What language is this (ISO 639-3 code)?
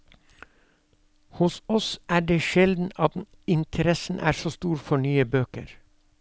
nor